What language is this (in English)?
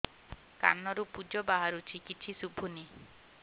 Odia